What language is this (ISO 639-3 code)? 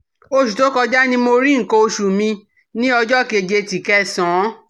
yor